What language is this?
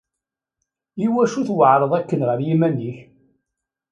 Kabyle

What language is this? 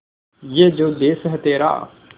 Hindi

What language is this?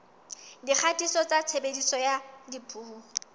Southern Sotho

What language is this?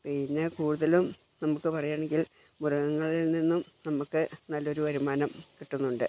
Malayalam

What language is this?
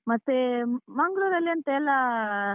Kannada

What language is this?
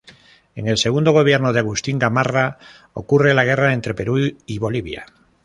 Spanish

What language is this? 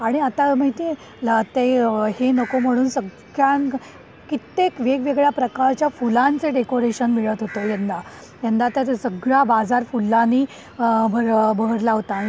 Marathi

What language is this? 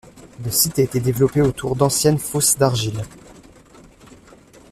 French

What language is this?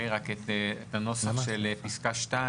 Hebrew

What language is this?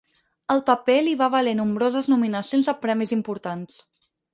Catalan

